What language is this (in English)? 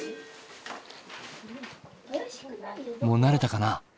Japanese